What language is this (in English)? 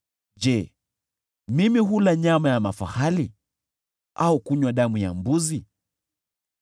Swahili